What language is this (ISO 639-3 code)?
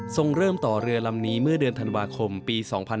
tha